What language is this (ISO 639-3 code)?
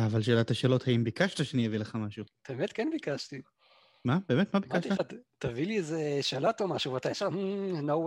heb